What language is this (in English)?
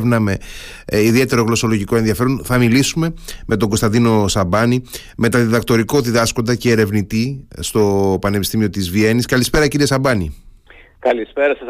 Greek